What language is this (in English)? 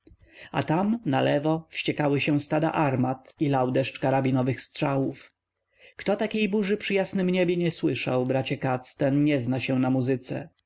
Polish